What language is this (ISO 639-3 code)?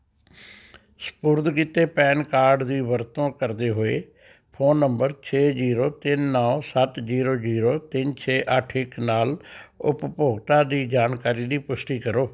pan